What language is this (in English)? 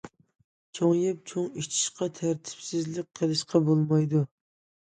Uyghur